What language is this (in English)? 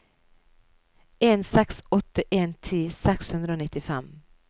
Norwegian